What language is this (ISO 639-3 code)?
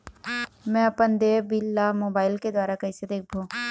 hne